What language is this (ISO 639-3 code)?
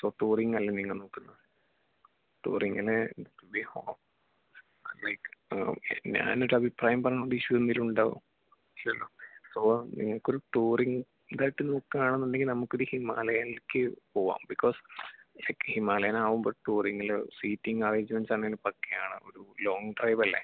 mal